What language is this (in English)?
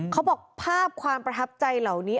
Thai